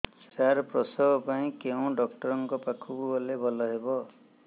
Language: Odia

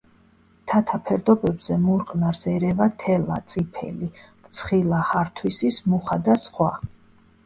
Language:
Georgian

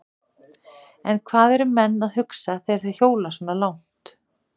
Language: Icelandic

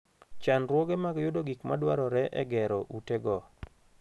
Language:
Luo (Kenya and Tanzania)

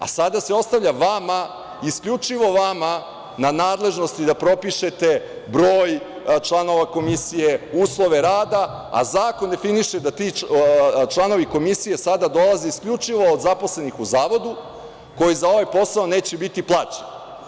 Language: Serbian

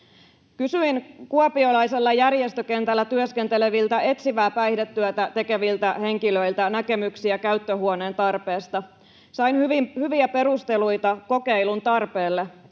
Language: Finnish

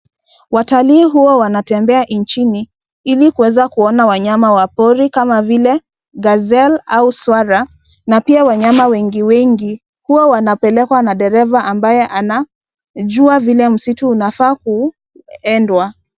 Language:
Swahili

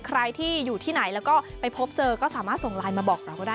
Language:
Thai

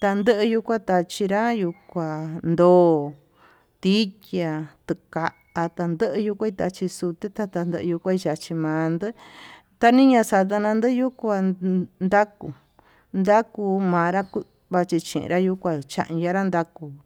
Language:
Tututepec Mixtec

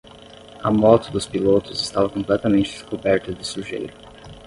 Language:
Portuguese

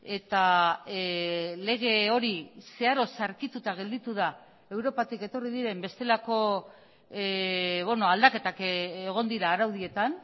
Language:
Basque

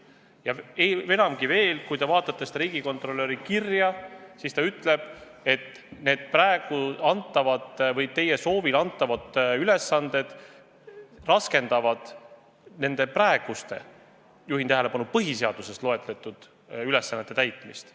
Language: Estonian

